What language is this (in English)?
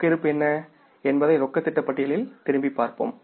Tamil